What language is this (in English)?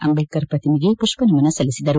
Kannada